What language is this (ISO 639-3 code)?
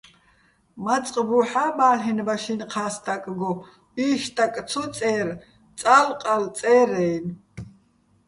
bbl